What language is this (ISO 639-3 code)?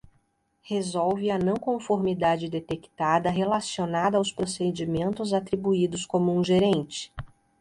por